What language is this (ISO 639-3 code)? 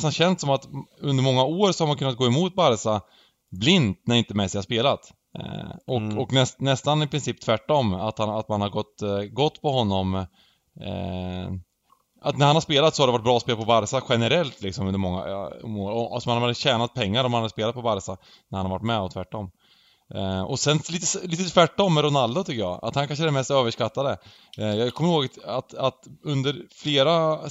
swe